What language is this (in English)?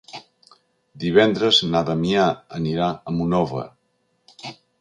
Catalan